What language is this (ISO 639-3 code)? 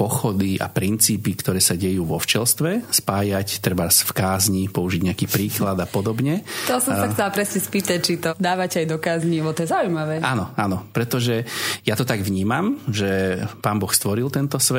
slk